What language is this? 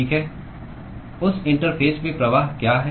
Hindi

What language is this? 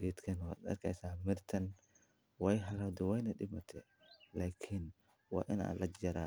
Somali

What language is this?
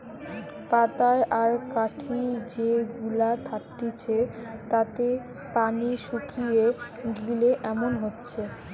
Bangla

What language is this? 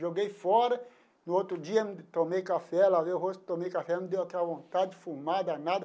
Portuguese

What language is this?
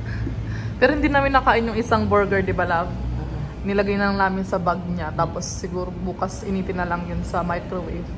Filipino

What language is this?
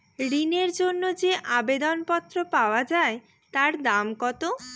Bangla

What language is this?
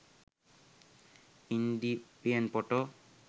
Sinhala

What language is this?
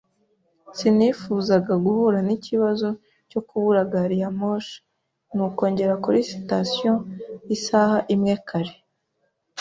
Kinyarwanda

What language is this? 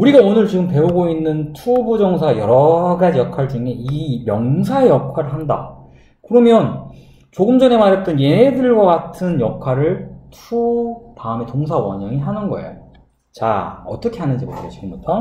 Korean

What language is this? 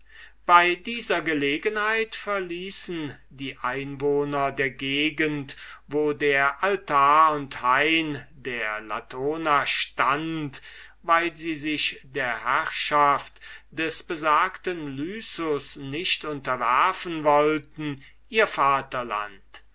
German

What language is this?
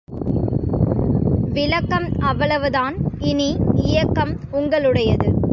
Tamil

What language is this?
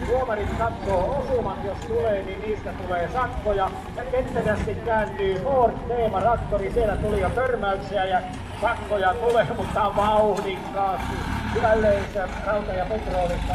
Finnish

